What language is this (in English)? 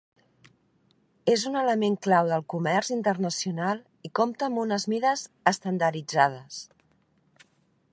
Catalan